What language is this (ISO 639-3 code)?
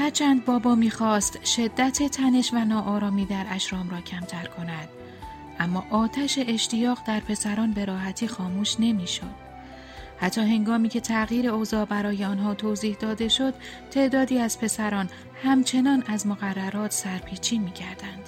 fas